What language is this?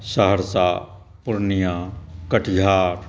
Maithili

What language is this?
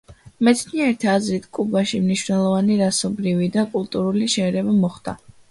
Georgian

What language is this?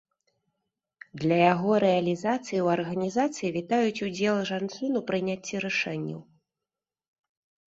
Belarusian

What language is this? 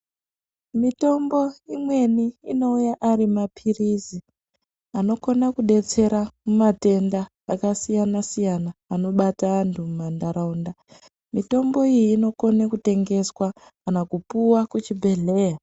Ndau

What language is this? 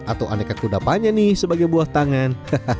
Indonesian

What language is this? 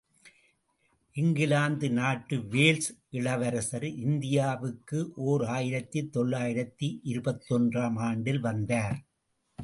Tamil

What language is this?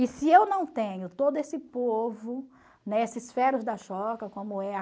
Portuguese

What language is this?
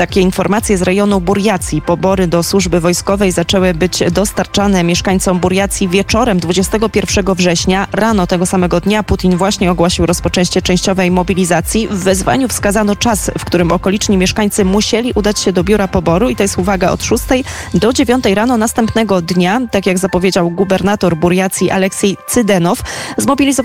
Polish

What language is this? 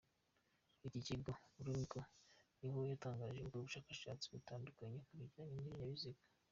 Kinyarwanda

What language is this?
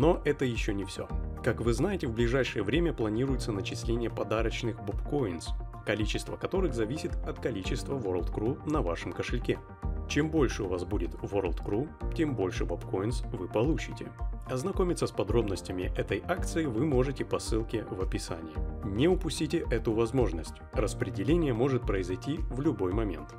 Russian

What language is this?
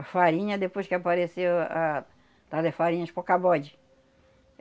Portuguese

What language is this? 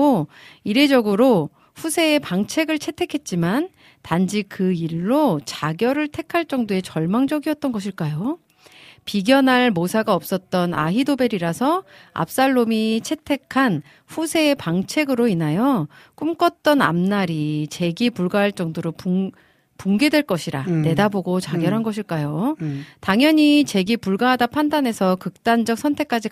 Korean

